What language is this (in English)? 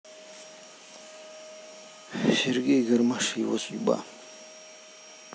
Russian